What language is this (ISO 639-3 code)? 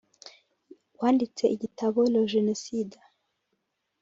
kin